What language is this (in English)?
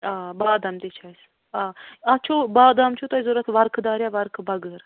Kashmiri